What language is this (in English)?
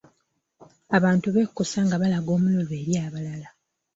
Ganda